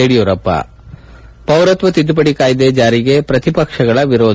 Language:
Kannada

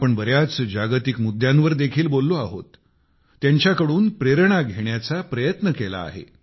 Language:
Marathi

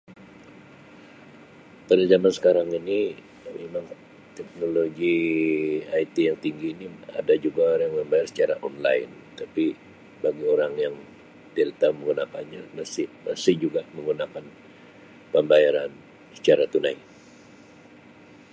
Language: Sabah Malay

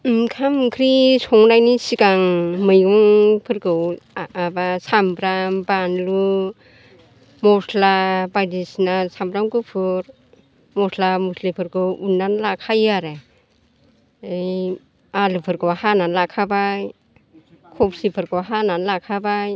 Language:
Bodo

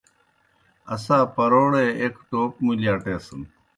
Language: Kohistani Shina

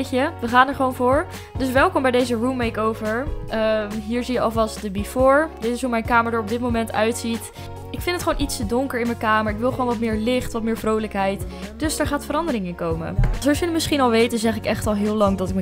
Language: Dutch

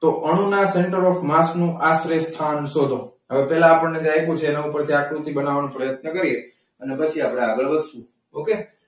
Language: Gujarati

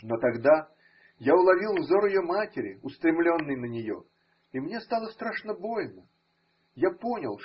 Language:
Russian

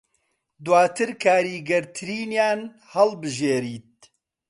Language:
Central Kurdish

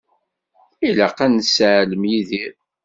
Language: Kabyle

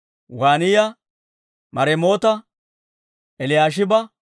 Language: Dawro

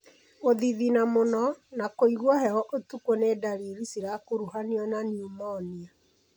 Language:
Kikuyu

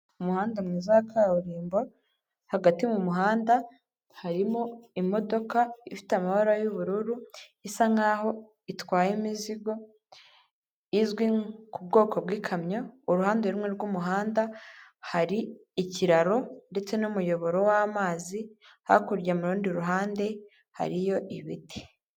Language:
Kinyarwanda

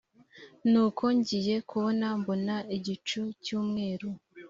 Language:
Kinyarwanda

